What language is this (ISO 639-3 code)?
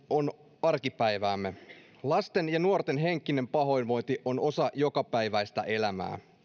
fin